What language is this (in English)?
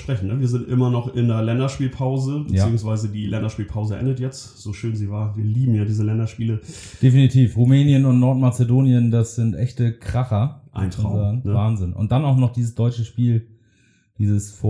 German